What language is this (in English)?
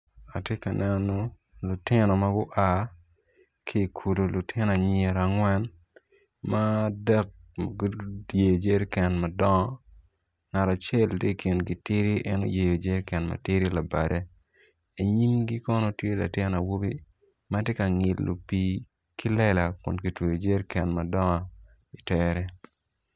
Acoli